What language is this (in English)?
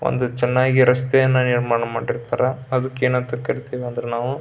Kannada